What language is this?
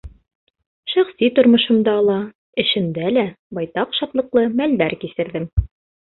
Bashkir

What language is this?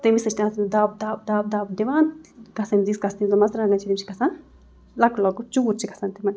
Kashmiri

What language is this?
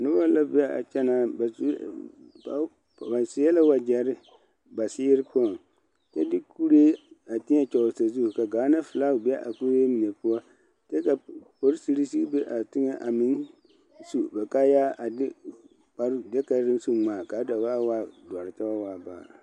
Southern Dagaare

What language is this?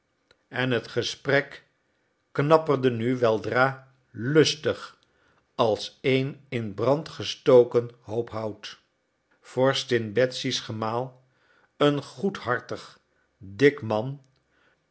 Dutch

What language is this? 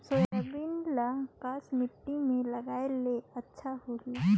Chhattisgarhi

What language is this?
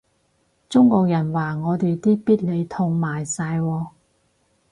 Cantonese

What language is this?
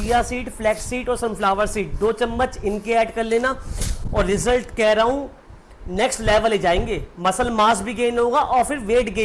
Hindi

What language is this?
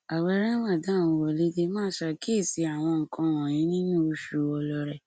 Yoruba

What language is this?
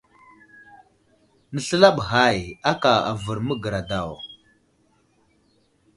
Wuzlam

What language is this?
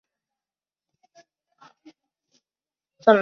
Chinese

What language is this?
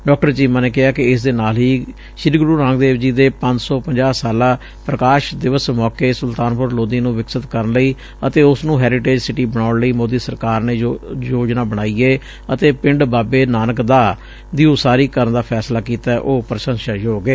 Punjabi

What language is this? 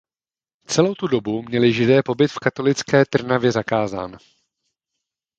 Czech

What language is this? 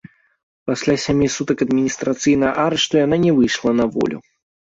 Belarusian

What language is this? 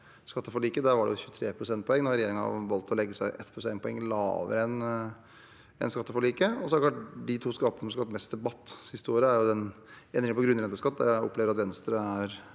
Norwegian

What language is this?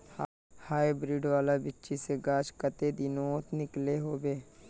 Magahi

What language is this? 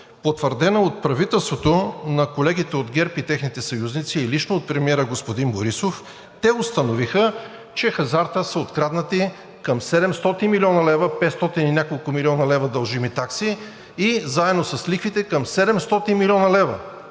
Bulgarian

